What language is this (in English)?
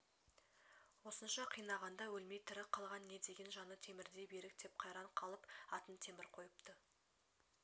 Kazakh